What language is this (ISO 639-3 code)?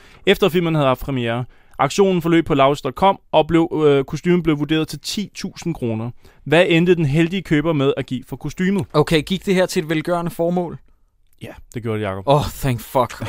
dan